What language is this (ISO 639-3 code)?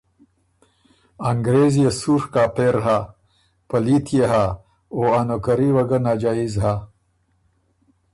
oru